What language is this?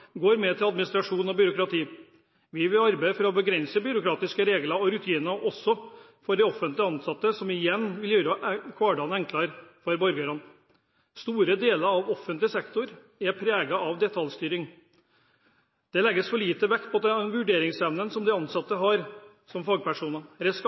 Norwegian Bokmål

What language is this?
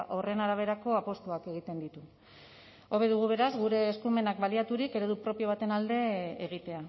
Basque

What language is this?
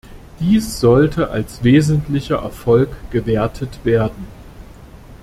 German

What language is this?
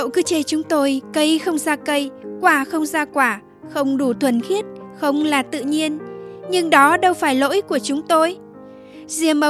Vietnamese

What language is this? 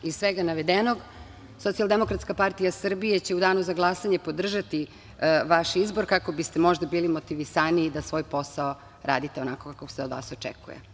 Serbian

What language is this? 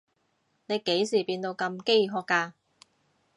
Cantonese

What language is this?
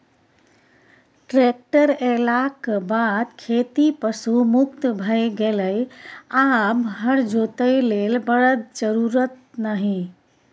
Maithili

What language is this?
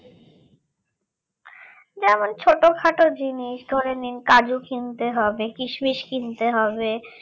Bangla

